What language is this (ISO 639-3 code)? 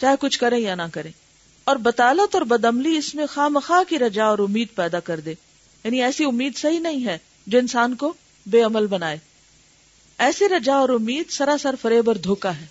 urd